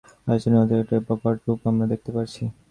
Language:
Bangla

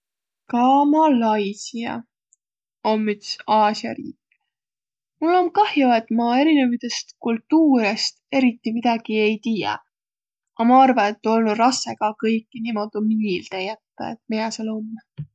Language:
Võro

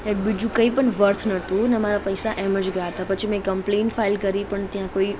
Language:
Gujarati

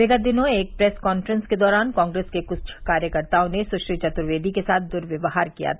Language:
Hindi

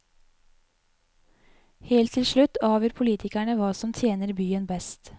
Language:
Norwegian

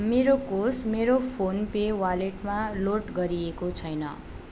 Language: Nepali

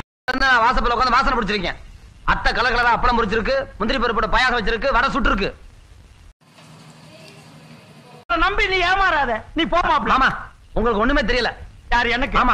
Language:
Arabic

